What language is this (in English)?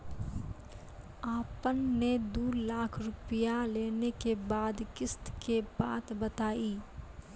Maithili